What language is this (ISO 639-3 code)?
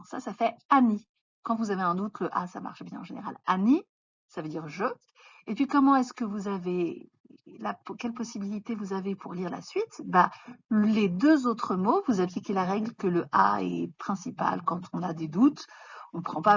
fra